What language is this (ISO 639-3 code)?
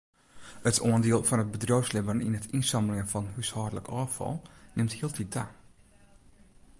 fry